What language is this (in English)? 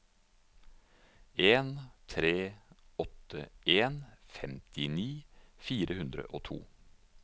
Norwegian